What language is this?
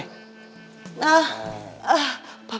Indonesian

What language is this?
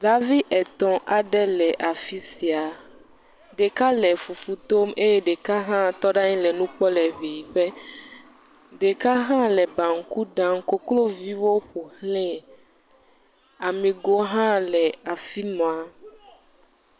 Ewe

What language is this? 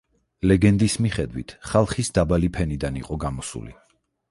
Georgian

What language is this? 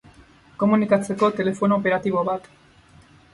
Basque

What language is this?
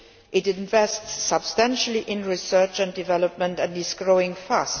English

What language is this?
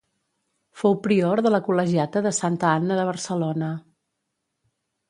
Catalan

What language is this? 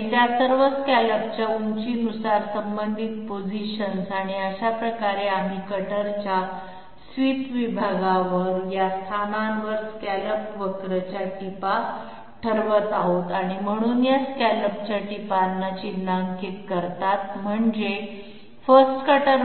Marathi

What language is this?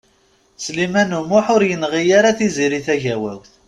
Kabyle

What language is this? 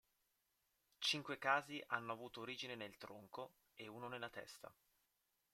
Italian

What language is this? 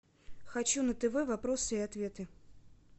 Russian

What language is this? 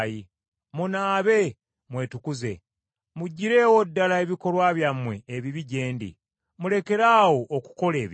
Ganda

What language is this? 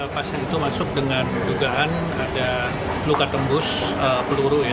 Indonesian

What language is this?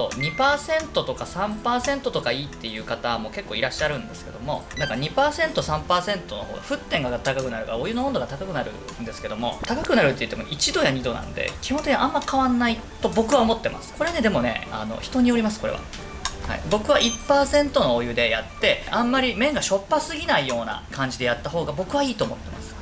Japanese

